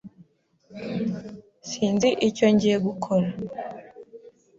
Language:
Kinyarwanda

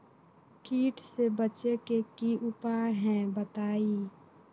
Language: Magahi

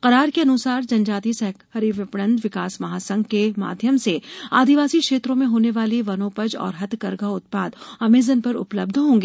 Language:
Hindi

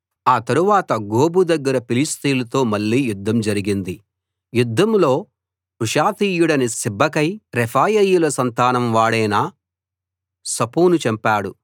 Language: Telugu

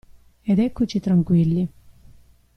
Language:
Italian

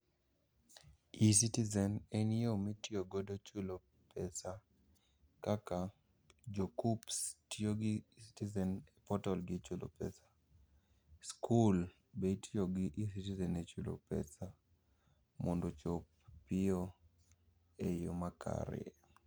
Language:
Luo (Kenya and Tanzania)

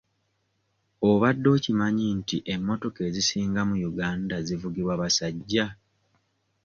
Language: Ganda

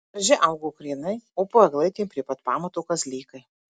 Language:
Lithuanian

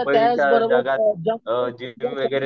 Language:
Marathi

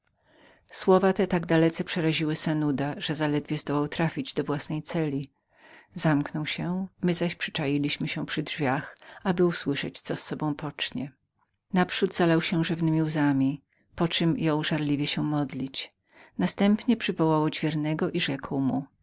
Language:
Polish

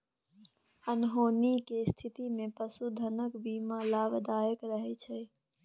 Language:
Maithili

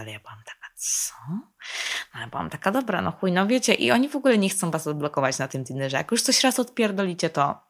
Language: Polish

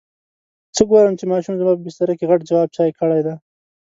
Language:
Pashto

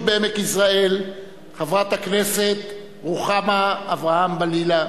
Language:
Hebrew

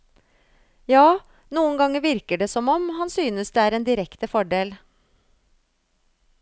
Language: Norwegian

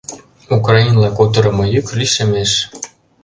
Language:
Mari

